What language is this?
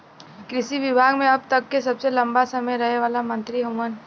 Bhojpuri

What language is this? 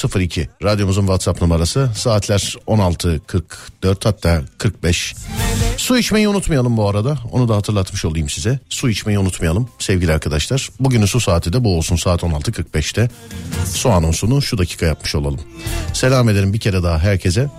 Turkish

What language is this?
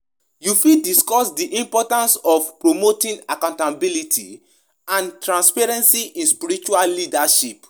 Nigerian Pidgin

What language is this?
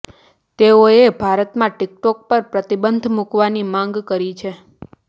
Gujarati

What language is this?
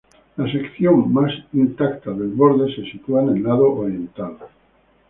Spanish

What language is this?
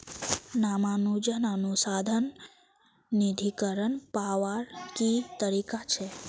Magahi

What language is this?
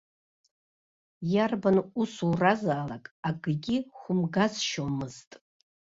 Abkhazian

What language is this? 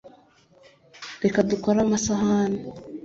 Kinyarwanda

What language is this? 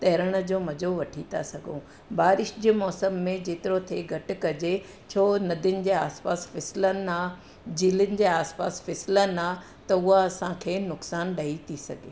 Sindhi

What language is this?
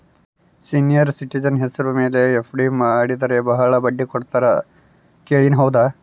Kannada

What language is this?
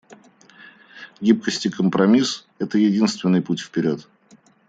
Russian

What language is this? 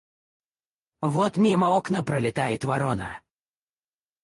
Russian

